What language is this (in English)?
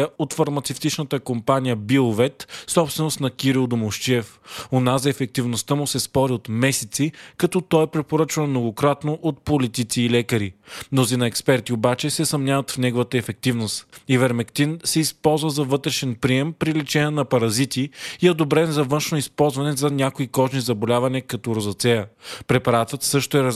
Bulgarian